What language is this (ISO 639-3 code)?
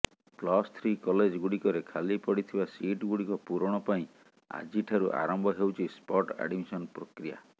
ori